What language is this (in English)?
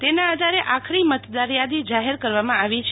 Gujarati